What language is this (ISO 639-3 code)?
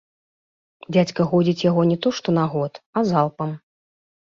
bel